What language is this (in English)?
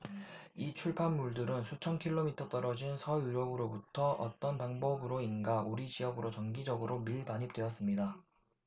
Korean